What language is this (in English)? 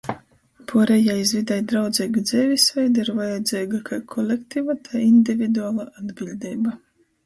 Latgalian